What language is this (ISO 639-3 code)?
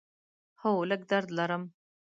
pus